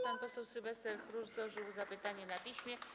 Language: Polish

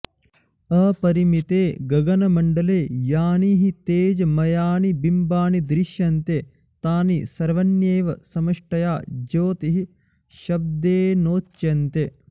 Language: Sanskrit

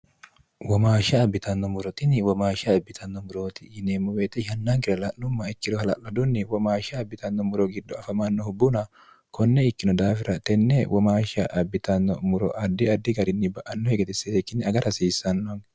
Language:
Sidamo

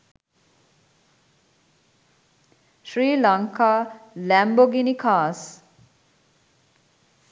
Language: Sinhala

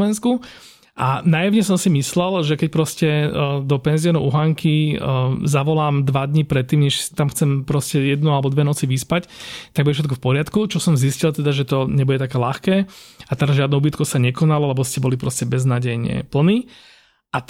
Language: Slovak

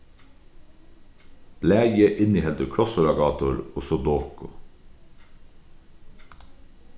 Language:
Faroese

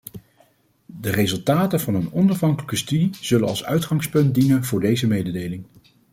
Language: Dutch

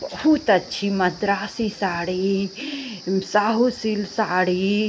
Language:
Hindi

